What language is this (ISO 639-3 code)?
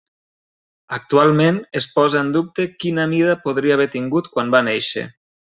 cat